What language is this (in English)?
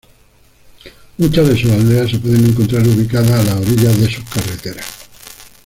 Spanish